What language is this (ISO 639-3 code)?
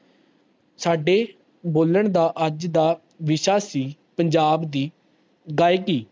pan